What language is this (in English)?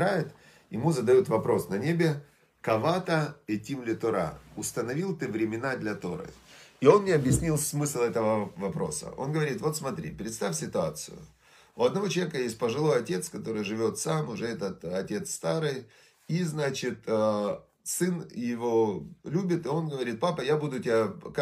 Russian